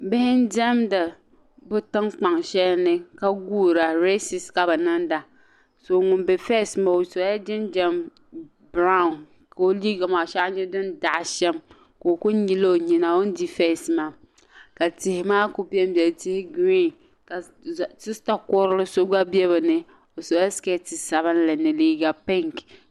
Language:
Dagbani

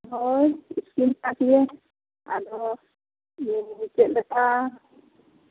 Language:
Santali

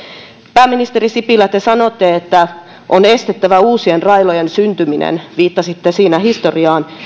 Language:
Finnish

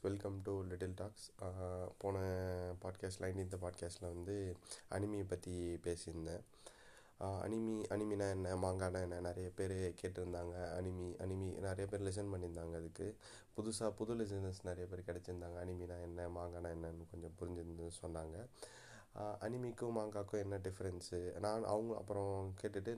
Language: Tamil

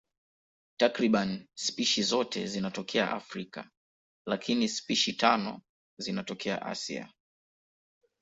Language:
Swahili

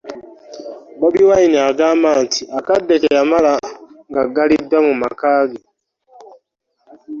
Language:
Ganda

